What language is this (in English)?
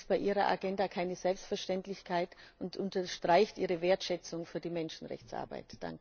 German